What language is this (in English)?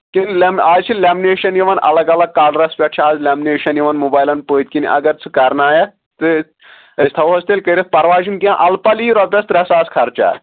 Kashmiri